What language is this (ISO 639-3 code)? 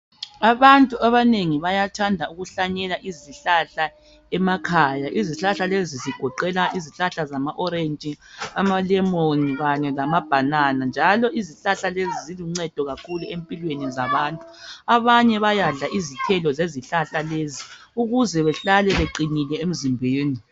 nde